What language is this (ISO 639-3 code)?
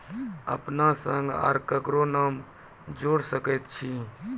mai